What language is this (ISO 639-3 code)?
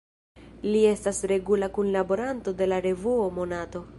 epo